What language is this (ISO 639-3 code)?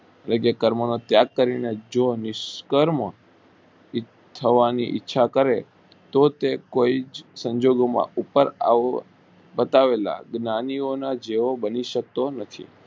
guj